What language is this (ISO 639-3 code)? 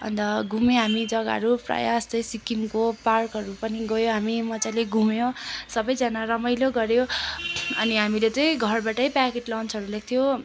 nep